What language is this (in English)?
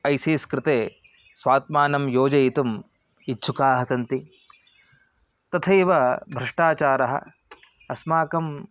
Sanskrit